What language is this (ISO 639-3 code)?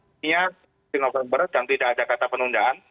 ind